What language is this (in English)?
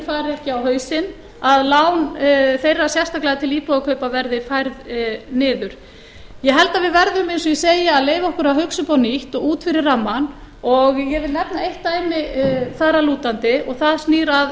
Icelandic